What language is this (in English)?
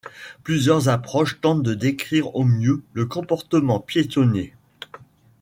French